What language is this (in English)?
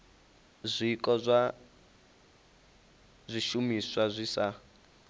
Venda